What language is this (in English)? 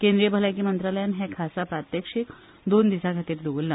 Konkani